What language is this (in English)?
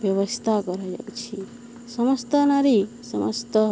Odia